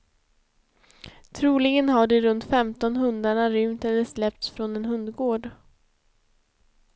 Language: Swedish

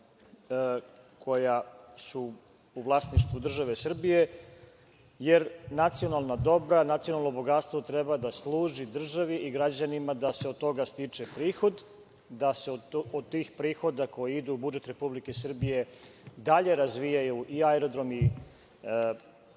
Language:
Serbian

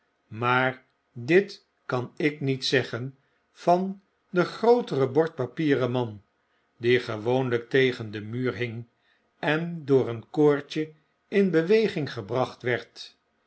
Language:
Dutch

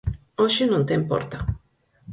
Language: Galician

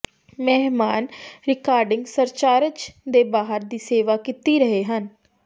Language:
Punjabi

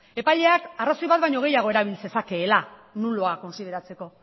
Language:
Basque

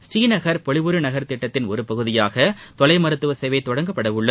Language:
Tamil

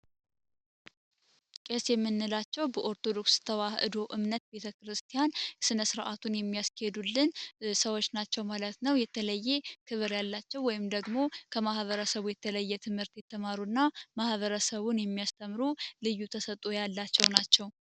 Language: Amharic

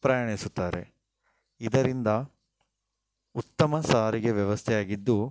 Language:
Kannada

